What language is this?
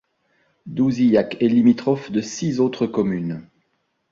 French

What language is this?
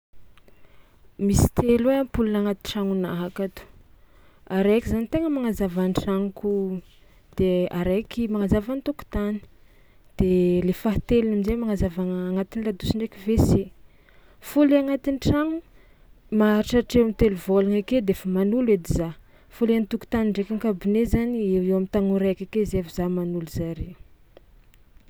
Tsimihety Malagasy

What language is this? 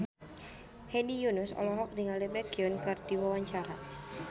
Sundanese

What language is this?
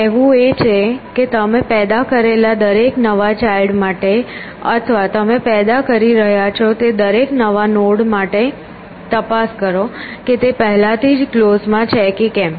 Gujarati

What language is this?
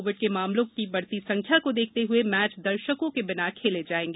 Hindi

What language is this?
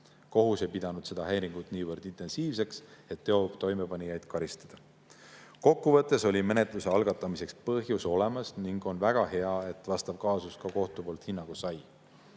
Estonian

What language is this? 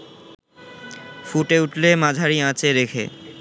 Bangla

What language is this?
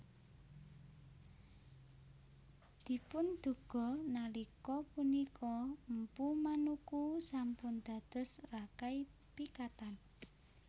Javanese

